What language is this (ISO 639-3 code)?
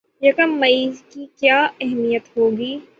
urd